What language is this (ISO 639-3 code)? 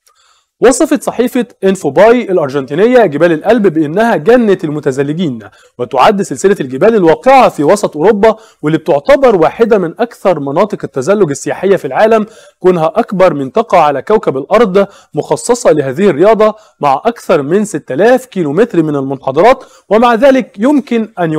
ara